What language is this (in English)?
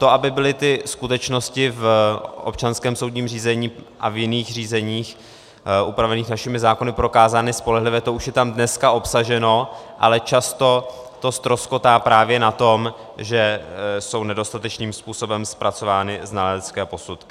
Czech